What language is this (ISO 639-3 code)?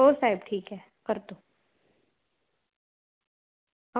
mar